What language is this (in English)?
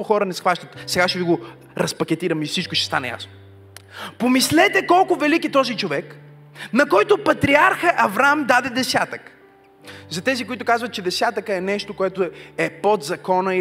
Bulgarian